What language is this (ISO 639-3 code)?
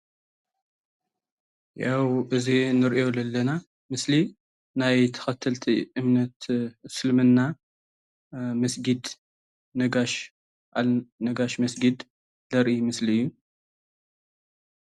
tir